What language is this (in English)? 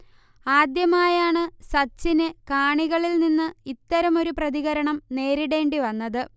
Malayalam